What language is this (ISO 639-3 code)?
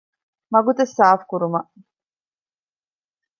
div